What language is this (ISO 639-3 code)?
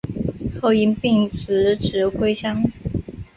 zho